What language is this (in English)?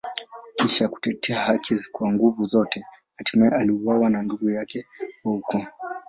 Swahili